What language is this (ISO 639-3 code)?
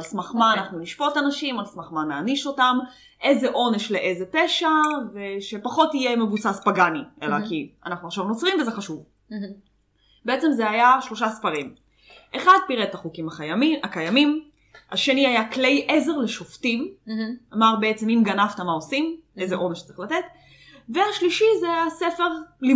heb